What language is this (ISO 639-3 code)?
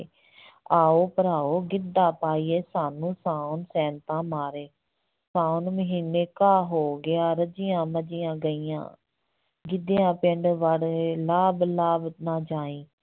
pan